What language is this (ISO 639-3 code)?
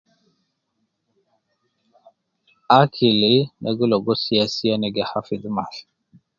kcn